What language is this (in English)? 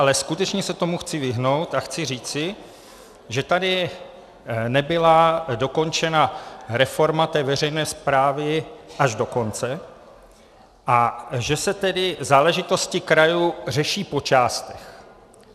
Czech